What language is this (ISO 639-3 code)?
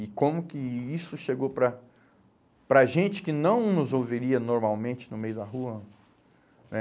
por